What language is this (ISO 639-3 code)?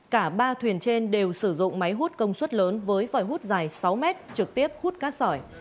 vie